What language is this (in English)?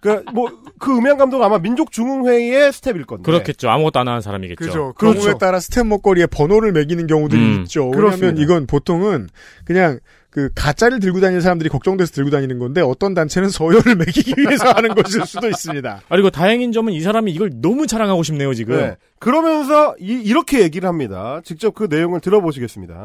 Korean